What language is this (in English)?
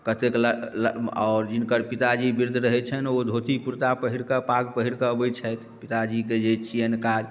Maithili